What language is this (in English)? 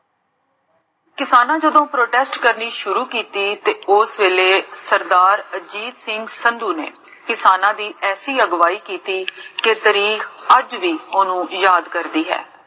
Punjabi